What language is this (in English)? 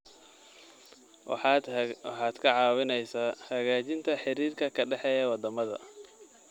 Somali